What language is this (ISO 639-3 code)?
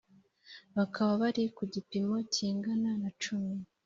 kin